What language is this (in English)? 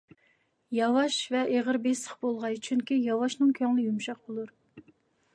Uyghur